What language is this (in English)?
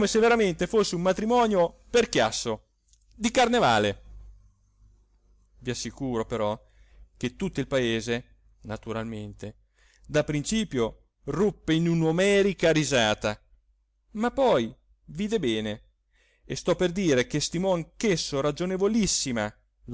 Italian